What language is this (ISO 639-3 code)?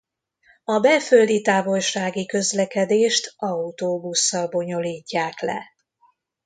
hun